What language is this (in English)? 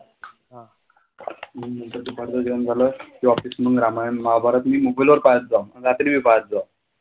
Marathi